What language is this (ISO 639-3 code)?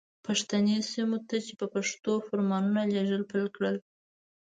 pus